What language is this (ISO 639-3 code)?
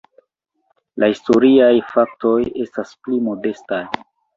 epo